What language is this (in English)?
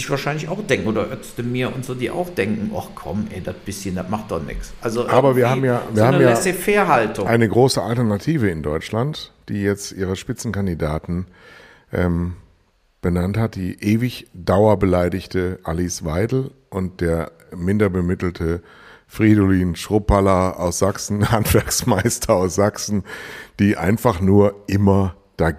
German